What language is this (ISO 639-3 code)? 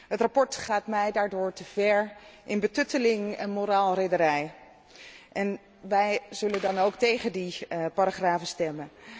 nld